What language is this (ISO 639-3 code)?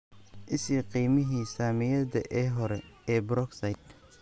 som